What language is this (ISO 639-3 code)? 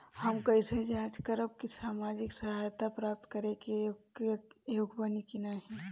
bho